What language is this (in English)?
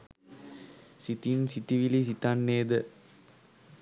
Sinhala